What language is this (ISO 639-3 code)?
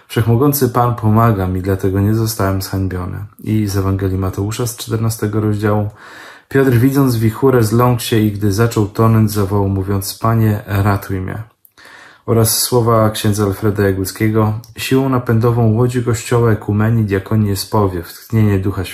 pol